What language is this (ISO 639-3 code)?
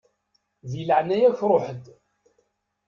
kab